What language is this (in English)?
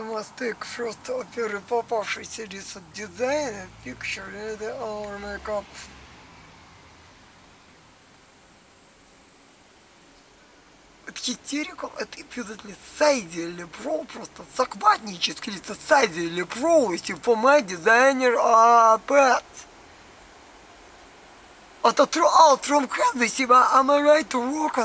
Russian